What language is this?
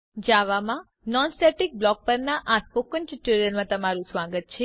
Gujarati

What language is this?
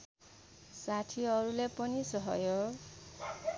Nepali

